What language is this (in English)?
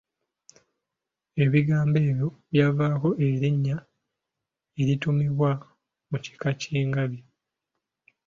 Ganda